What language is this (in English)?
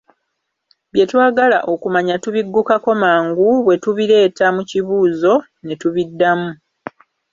Ganda